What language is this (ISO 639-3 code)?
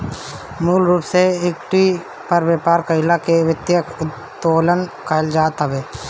bho